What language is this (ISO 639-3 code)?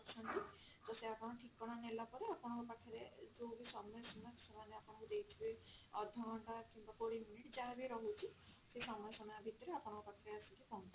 ori